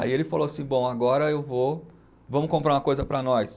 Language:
Portuguese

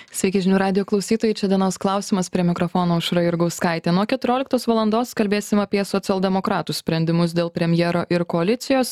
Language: Lithuanian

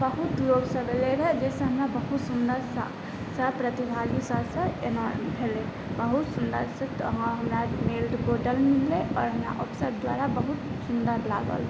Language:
Maithili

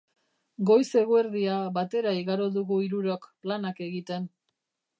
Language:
Basque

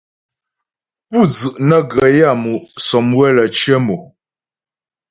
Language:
Ghomala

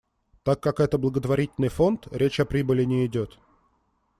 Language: Russian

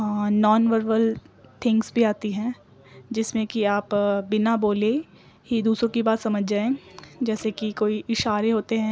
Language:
Urdu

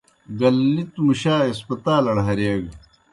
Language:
Kohistani Shina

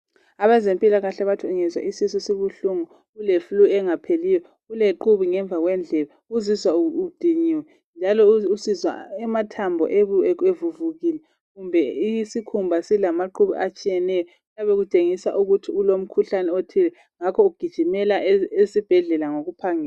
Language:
North Ndebele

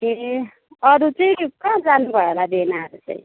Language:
Nepali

